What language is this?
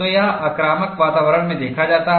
Hindi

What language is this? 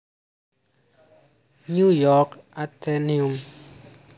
Javanese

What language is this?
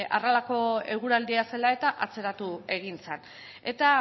Basque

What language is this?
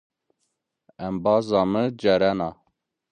Zaza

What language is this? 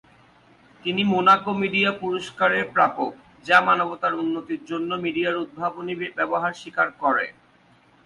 Bangla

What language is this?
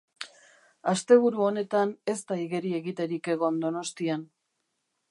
Basque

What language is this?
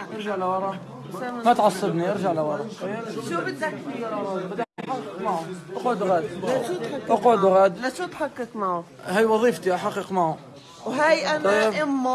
Arabic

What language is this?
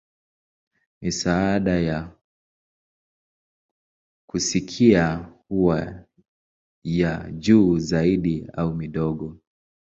Swahili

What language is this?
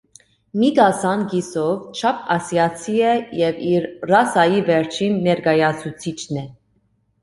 Armenian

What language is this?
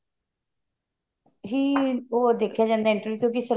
Punjabi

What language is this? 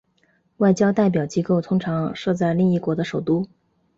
Chinese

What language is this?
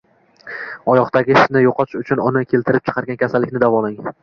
Uzbek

